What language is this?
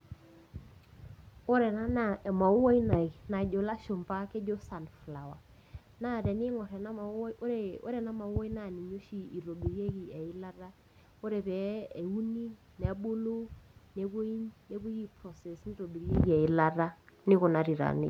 Masai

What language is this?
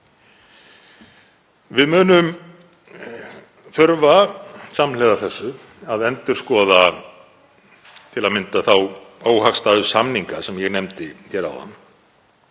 Icelandic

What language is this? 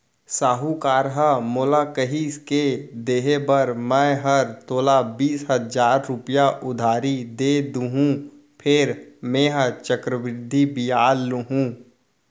Chhattisgarhi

